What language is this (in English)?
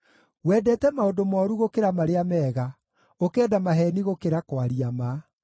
Kikuyu